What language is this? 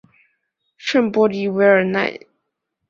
Chinese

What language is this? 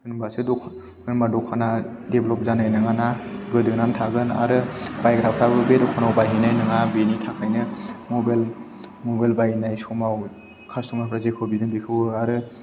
Bodo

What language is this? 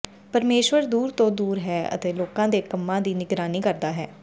Punjabi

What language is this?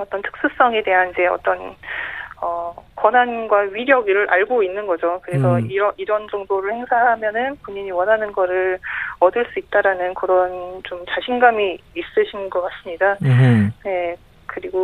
Korean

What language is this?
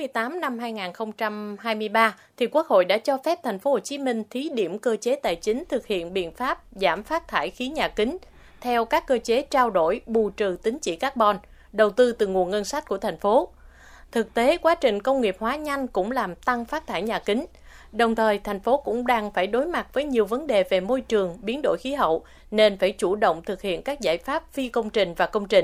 Vietnamese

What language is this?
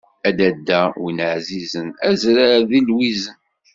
Kabyle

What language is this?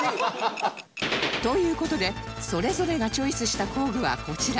Japanese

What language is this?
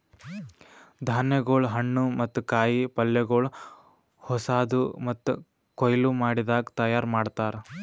Kannada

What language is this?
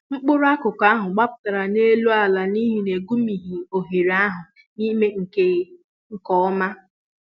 Igbo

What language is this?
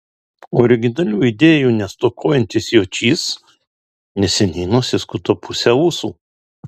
Lithuanian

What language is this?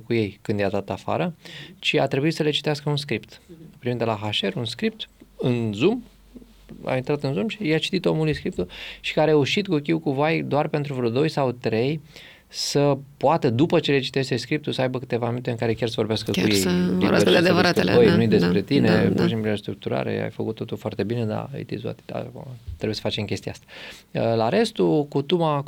Romanian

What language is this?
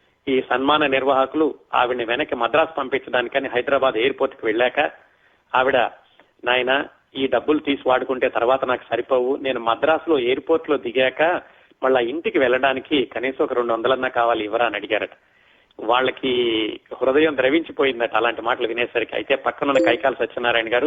Telugu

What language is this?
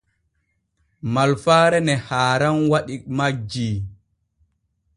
Borgu Fulfulde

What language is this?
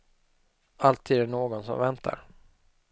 Swedish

